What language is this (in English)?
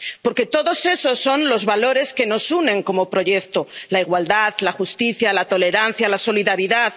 Spanish